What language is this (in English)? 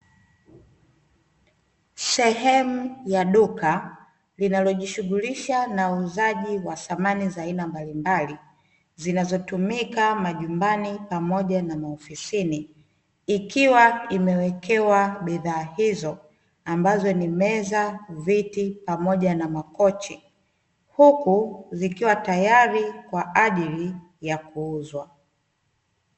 Swahili